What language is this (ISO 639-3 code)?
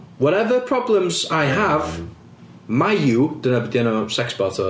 cym